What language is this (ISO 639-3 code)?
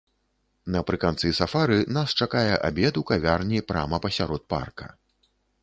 bel